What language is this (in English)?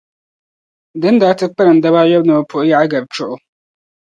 Dagbani